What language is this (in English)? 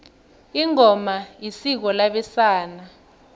South Ndebele